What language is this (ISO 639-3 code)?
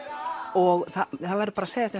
isl